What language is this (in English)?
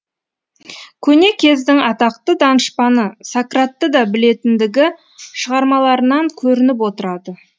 Kazakh